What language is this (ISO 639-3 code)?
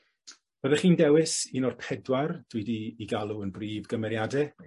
cym